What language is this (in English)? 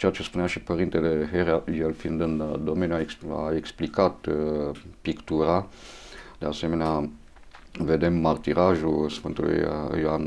Romanian